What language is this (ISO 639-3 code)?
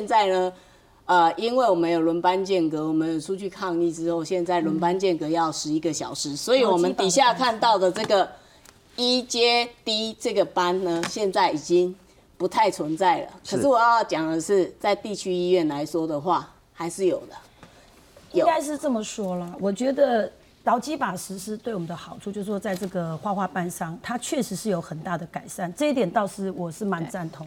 zho